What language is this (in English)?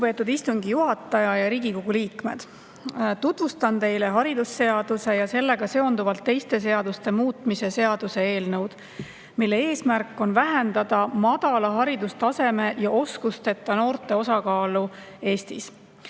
Estonian